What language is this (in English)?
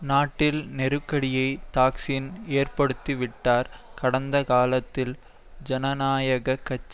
Tamil